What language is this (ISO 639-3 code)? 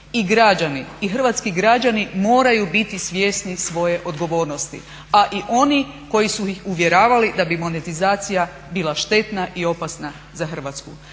hrv